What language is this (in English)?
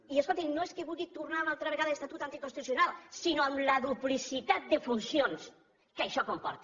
Catalan